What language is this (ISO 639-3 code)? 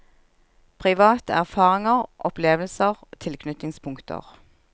nor